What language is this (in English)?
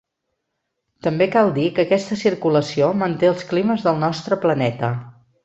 Catalan